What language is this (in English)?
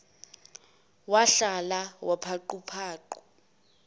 Zulu